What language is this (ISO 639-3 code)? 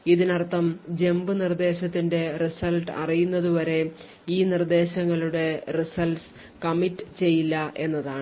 mal